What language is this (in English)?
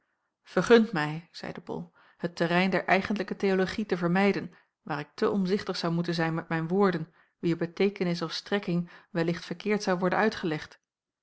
Dutch